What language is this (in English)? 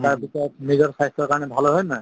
Assamese